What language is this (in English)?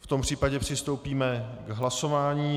Czech